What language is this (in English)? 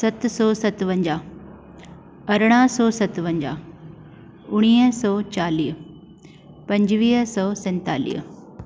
Sindhi